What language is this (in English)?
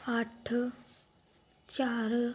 Punjabi